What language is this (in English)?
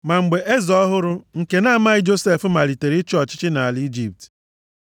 Igbo